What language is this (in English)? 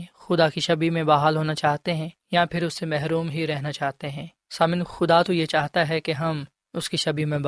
Urdu